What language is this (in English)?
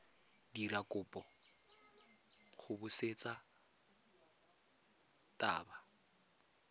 Tswana